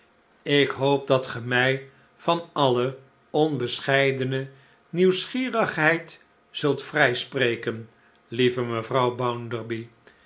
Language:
Dutch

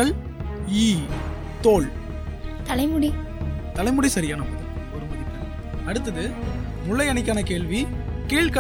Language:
Tamil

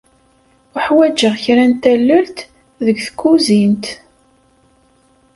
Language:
Kabyle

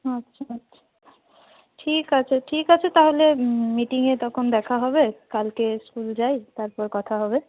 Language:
Bangla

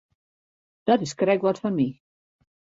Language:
Western Frisian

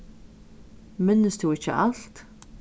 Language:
Faroese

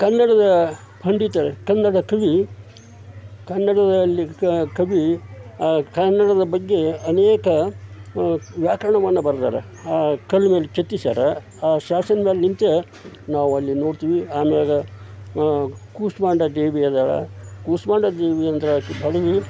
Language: Kannada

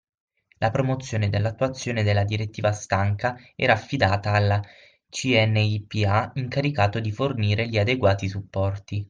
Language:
Italian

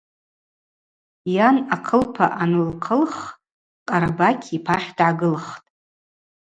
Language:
Abaza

